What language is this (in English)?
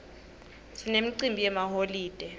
Swati